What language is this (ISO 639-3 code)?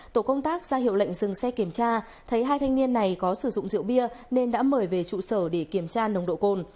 vie